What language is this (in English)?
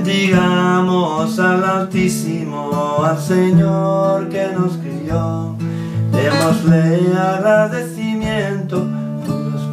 Spanish